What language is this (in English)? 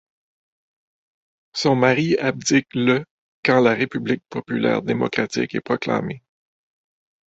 French